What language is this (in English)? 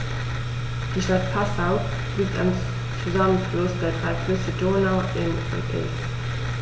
German